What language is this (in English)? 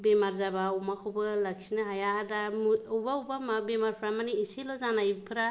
Bodo